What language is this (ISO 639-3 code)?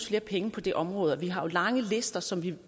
dan